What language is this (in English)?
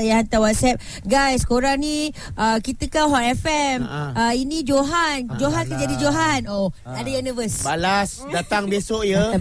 Malay